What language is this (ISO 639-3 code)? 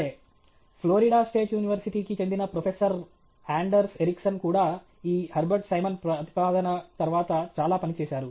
tel